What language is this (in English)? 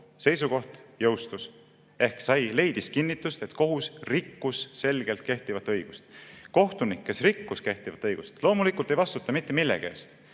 Estonian